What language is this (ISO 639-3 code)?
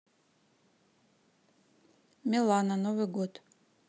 rus